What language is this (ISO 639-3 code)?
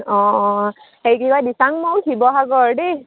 asm